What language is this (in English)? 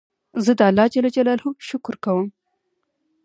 Pashto